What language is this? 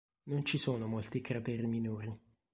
Italian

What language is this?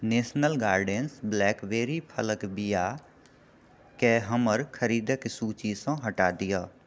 Maithili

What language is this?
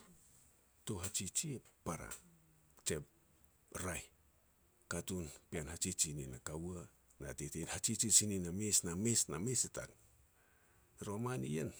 Petats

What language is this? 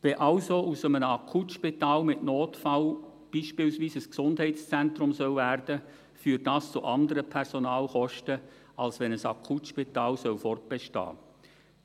Swiss German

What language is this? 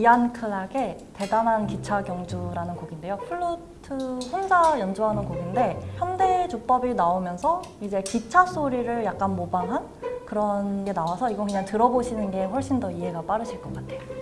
Korean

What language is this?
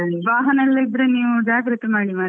Kannada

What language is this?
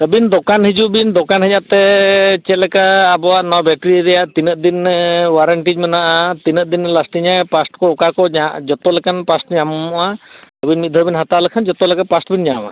Santali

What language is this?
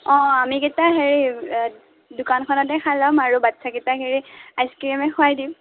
Assamese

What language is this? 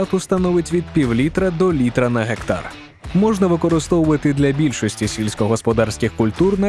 Ukrainian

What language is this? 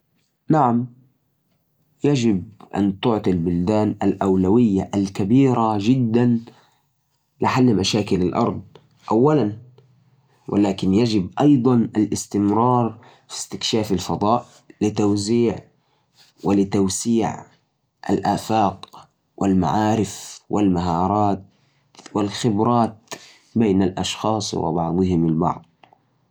Najdi Arabic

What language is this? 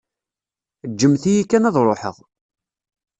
Kabyle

